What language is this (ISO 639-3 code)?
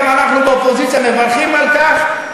heb